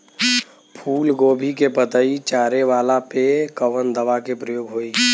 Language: Bhojpuri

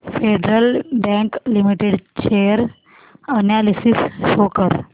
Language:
Marathi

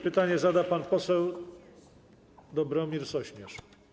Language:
Polish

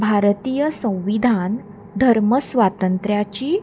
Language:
Konkani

